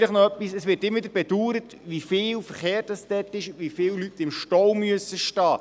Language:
Swiss German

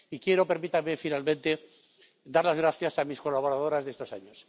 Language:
Spanish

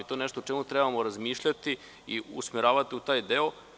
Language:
Serbian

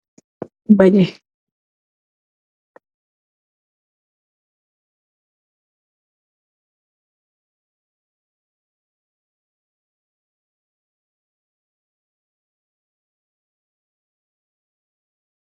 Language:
Wolof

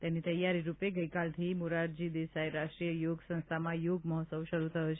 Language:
Gujarati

